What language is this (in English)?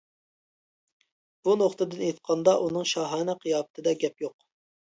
Uyghur